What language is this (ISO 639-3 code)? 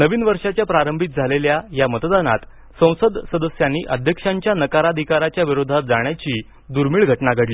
mar